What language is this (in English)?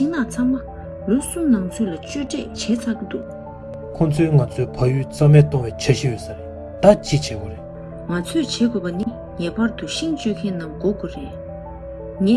Korean